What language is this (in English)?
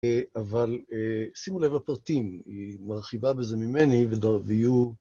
Hebrew